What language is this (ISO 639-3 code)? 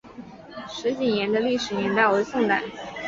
zho